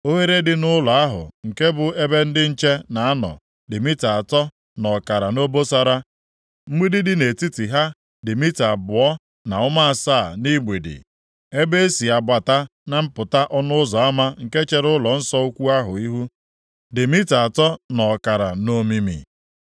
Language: Igbo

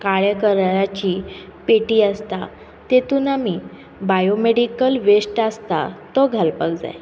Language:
Konkani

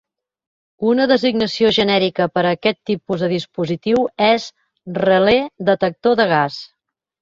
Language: Catalan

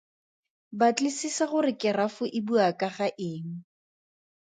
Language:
Tswana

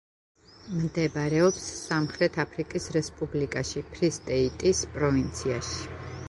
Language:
Georgian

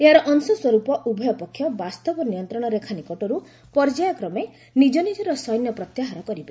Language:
Odia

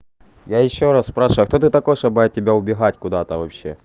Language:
Russian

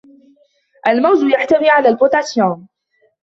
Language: Arabic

